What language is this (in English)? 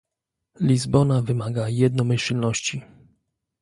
Polish